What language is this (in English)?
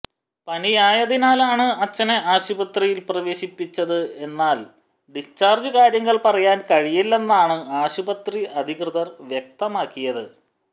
Malayalam